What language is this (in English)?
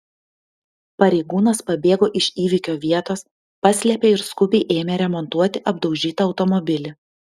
Lithuanian